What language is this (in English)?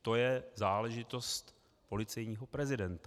Czech